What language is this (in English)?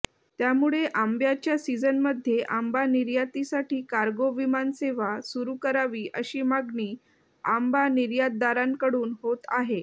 Marathi